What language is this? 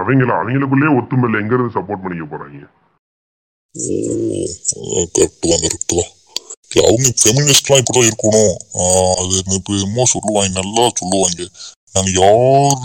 Tamil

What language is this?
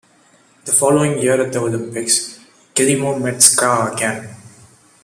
English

